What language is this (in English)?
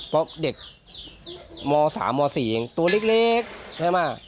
Thai